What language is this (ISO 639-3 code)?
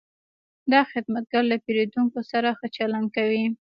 pus